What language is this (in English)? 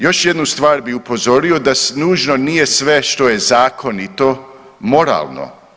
Croatian